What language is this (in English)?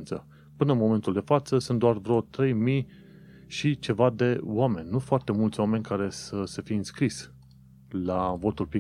Romanian